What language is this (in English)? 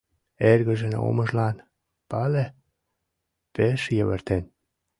Mari